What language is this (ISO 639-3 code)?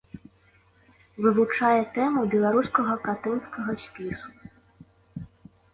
bel